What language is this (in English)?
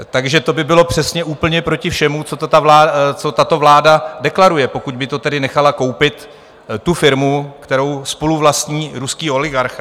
Czech